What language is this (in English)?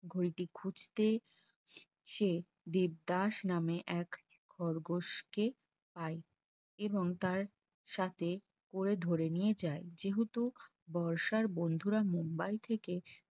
Bangla